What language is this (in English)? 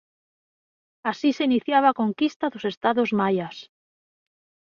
Galician